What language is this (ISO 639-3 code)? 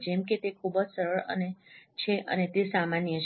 guj